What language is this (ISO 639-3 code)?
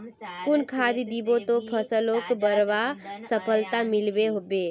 mag